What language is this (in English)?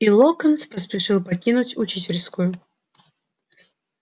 Russian